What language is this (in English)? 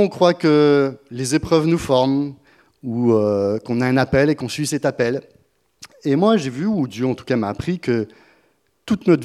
French